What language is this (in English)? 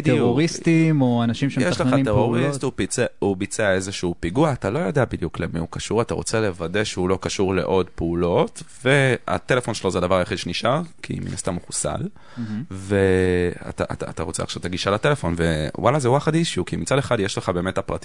Hebrew